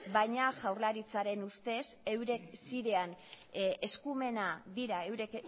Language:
Basque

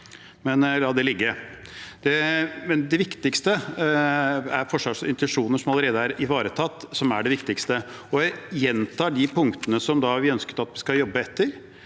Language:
Norwegian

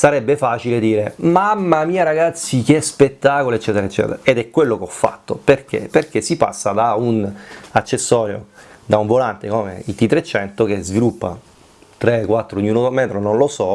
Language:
Italian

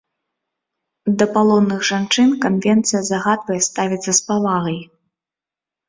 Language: Belarusian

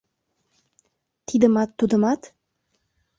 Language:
Mari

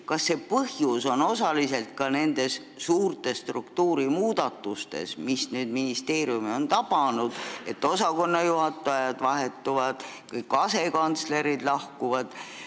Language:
Estonian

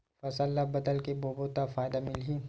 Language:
Chhattisgarhi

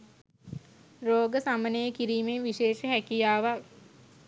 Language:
Sinhala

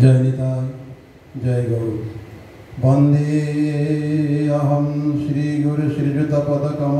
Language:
Hindi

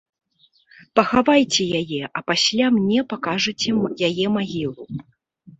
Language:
Belarusian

